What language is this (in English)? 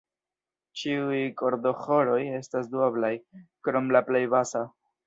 Esperanto